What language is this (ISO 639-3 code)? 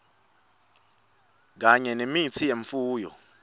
ssw